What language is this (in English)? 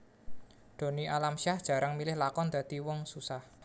Javanese